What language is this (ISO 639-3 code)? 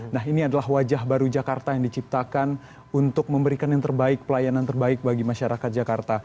ind